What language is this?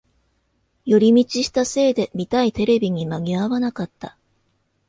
Japanese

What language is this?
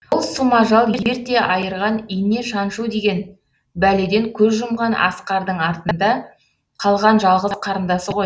Kazakh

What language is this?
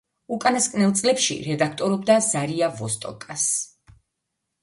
Georgian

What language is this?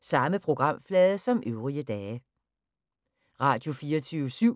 Danish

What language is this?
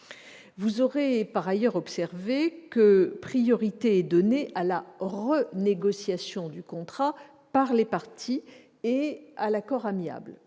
French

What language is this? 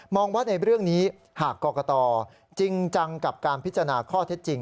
Thai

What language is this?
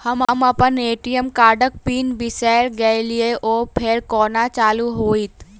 Maithili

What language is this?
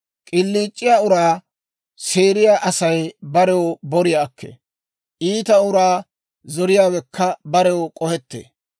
Dawro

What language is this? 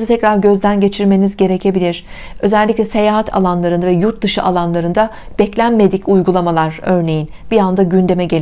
Turkish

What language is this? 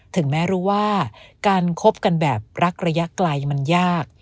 Thai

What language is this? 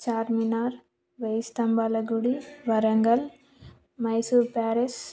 Telugu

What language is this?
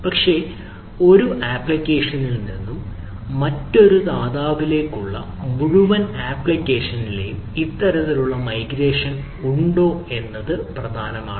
Malayalam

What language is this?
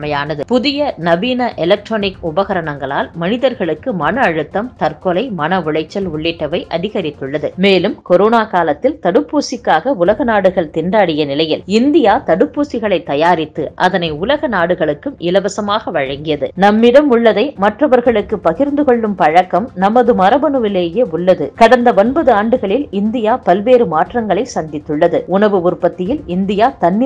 Indonesian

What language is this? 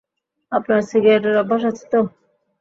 Bangla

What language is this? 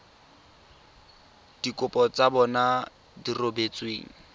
Tswana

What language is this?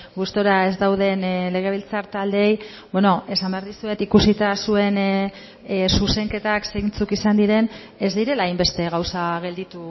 Basque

